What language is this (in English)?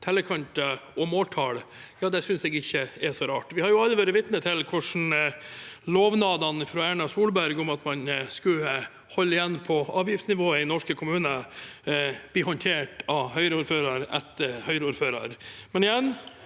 Norwegian